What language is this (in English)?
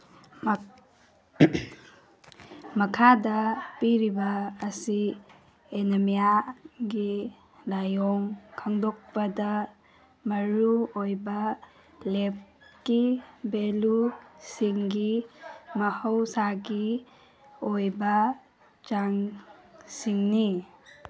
Manipuri